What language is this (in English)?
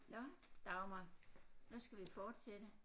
Danish